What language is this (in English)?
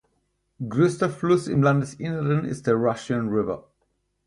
German